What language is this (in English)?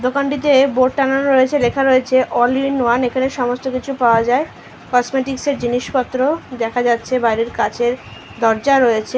Bangla